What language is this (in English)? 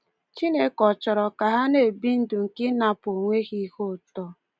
Igbo